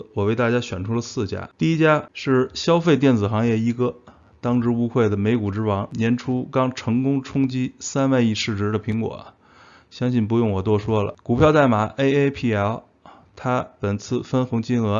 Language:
Chinese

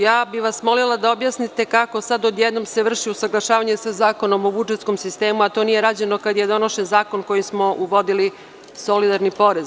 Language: Serbian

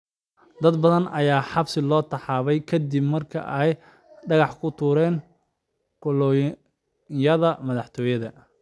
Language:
Somali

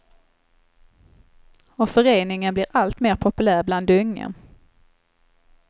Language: Swedish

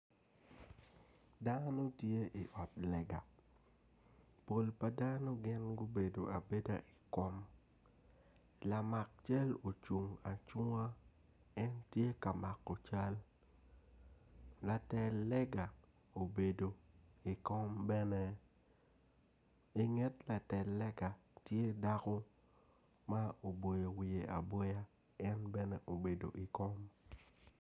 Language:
Acoli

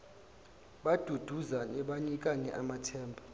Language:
Zulu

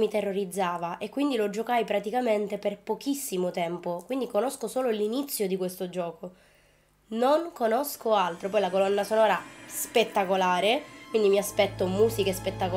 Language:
Italian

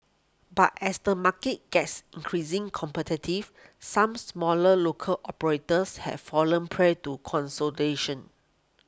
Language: English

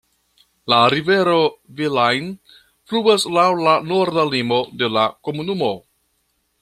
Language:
Esperanto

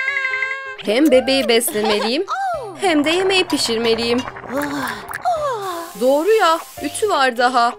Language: Turkish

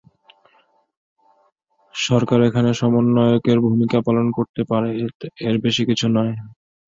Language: Bangla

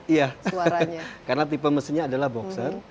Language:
Indonesian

